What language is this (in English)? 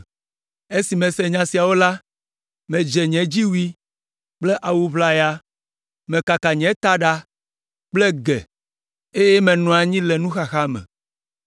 Ewe